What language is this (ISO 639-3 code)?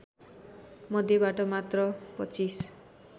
nep